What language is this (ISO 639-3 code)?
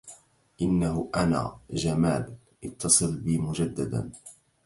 ara